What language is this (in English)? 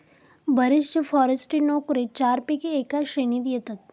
Marathi